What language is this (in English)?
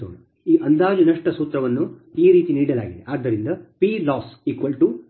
Kannada